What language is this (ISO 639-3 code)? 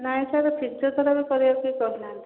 ori